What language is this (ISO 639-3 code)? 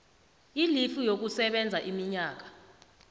nbl